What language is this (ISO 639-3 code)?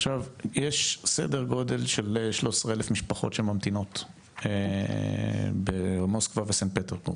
heb